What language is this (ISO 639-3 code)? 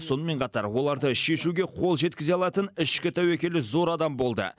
kaz